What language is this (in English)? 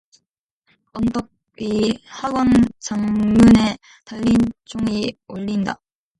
Korean